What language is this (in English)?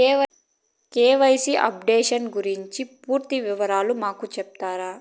Telugu